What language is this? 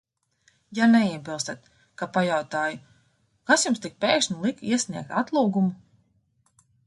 Latvian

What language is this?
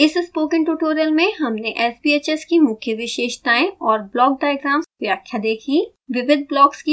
Hindi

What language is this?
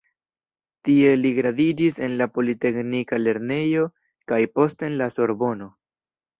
Esperanto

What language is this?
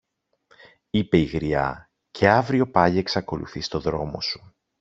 Greek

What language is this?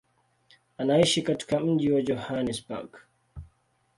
Swahili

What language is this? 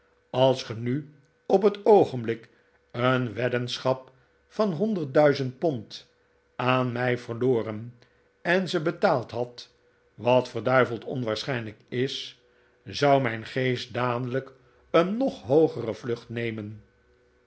Dutch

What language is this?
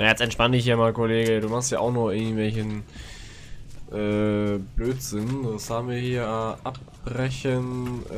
German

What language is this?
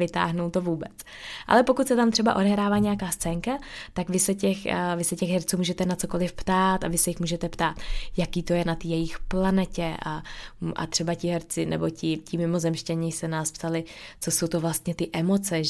Czech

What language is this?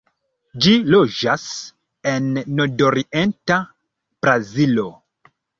Esperanto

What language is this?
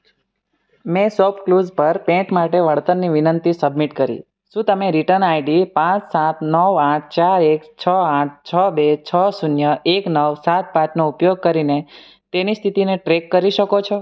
Gujarati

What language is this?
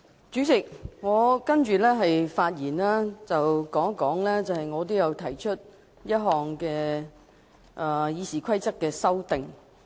Cantonese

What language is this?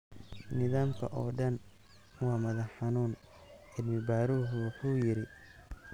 Somali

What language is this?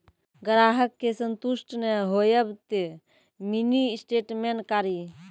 Maithili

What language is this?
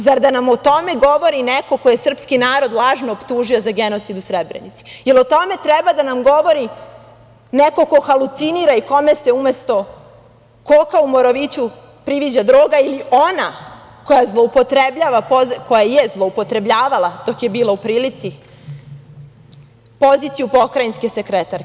Serbian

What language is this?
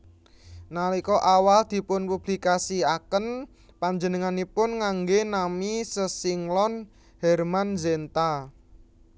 Javanese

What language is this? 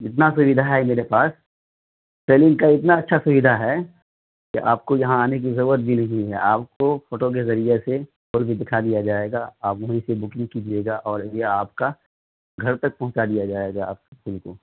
Urdu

